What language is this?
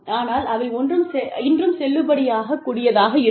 Tamil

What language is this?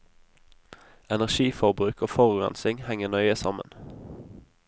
Norwegian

